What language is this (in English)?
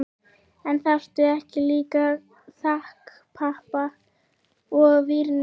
Icelandic